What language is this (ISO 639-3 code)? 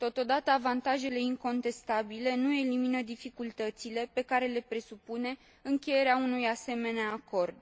ron